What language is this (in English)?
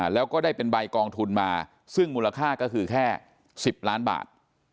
Thai